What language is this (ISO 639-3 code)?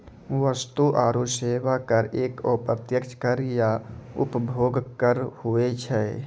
mai